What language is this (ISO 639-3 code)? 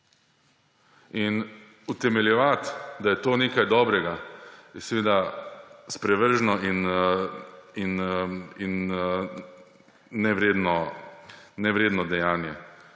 slv